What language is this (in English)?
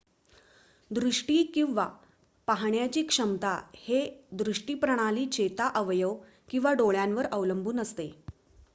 Marathi